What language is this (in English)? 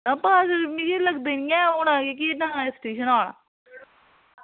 Dogri